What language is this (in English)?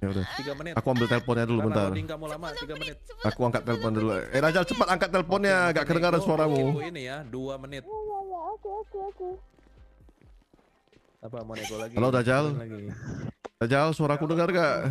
Indonesian